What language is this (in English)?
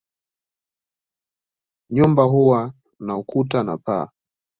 Swahili